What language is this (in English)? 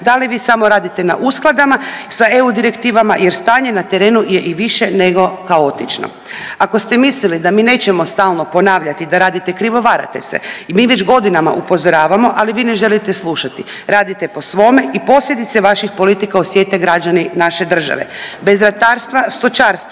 Croatian